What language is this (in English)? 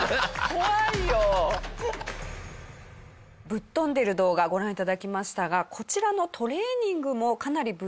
Japanese